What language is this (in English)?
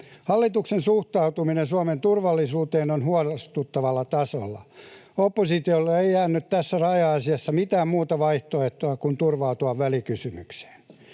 Finnish